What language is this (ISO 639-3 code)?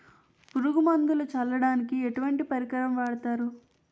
tel